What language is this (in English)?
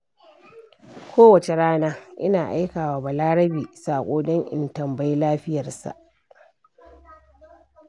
Hausa